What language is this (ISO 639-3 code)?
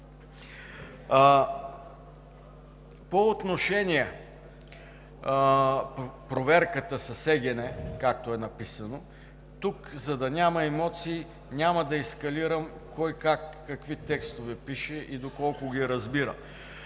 bul